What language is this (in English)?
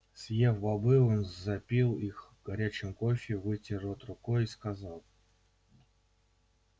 Russian